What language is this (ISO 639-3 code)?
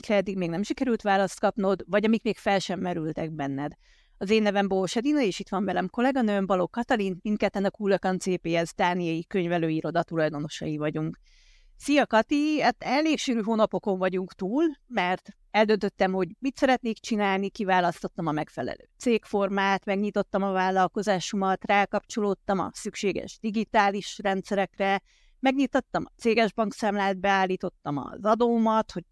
hun